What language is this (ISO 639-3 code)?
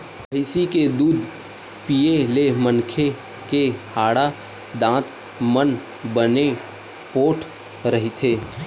hne